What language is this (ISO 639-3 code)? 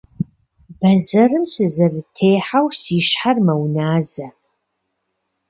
kbd